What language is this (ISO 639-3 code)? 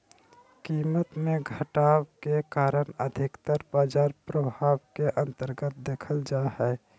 mag